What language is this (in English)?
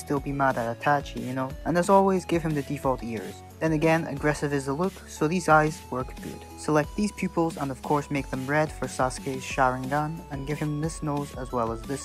English